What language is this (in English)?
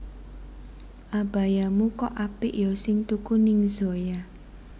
Javanese